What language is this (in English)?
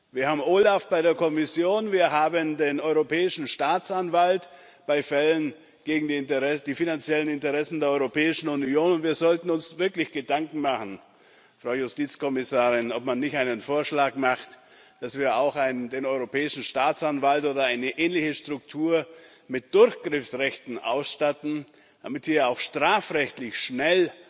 German